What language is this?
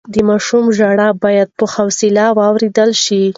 Pashto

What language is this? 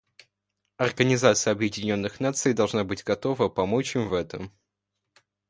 Russian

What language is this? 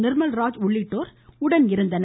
Tamil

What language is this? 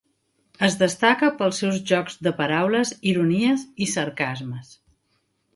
Catalan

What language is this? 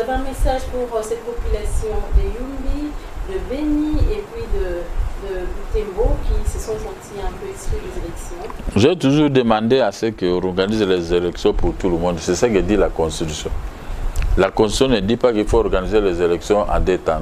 French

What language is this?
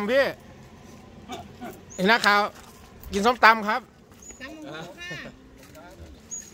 Thai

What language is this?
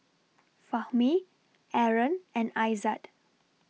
English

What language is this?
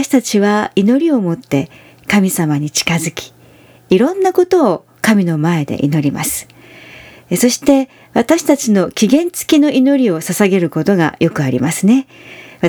Japanese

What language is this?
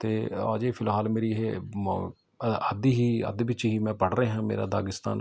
Punjabi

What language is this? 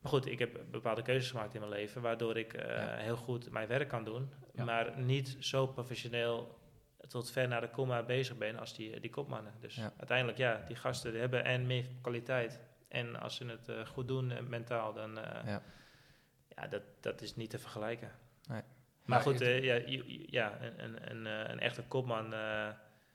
Dutch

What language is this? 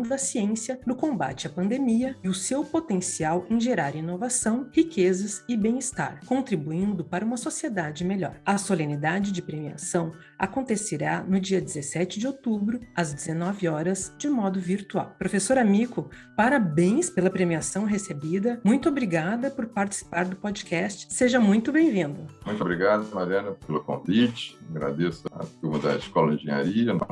Portuguese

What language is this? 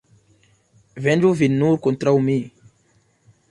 Esperanto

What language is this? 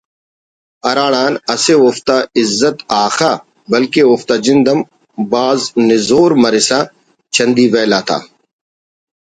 Brahui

